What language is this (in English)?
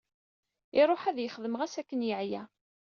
Kabyle